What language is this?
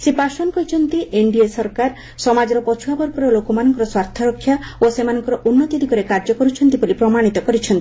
Odia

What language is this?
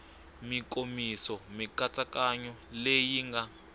Tsonga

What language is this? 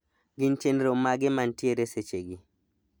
Luo (Kenya and Tanzania)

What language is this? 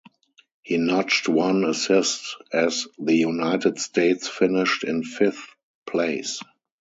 English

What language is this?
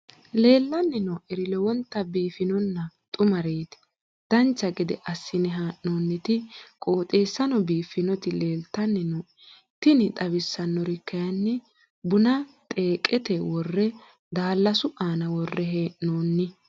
Sidamo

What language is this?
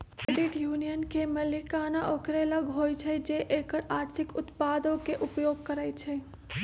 Magahi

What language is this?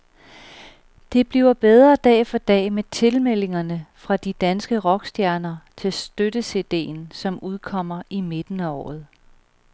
Danish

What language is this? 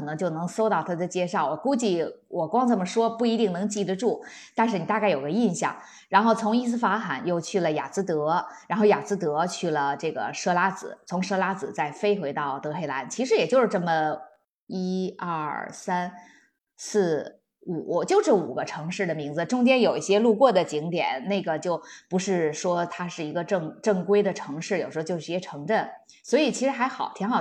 Chinese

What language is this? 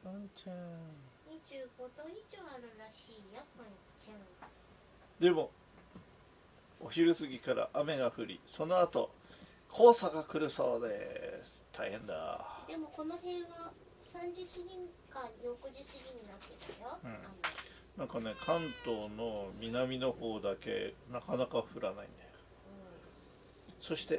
Japanese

